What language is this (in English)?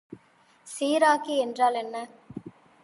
Tamil